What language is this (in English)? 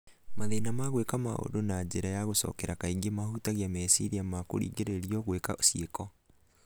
Kikuyu